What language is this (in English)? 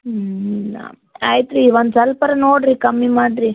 Kannada